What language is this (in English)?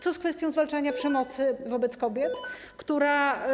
Polish